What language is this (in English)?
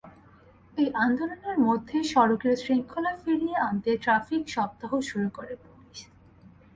Bangla